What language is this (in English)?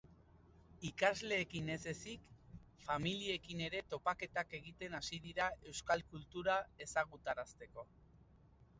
Basque